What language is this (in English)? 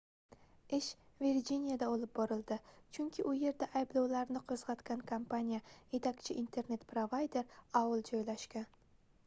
Uzbek